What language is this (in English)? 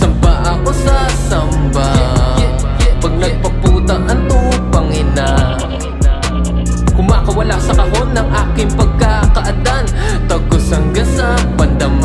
Indonesian